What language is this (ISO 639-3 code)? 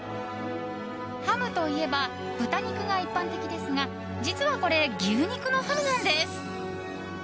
jpn